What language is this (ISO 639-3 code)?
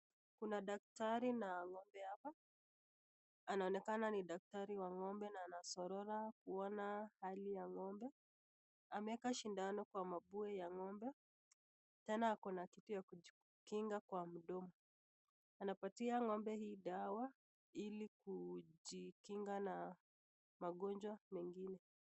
swa